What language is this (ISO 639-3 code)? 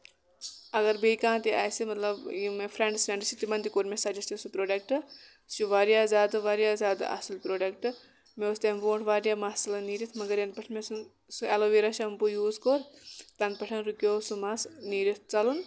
kas